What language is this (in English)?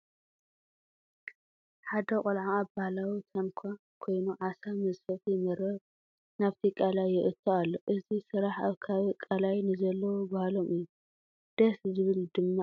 Tigrinya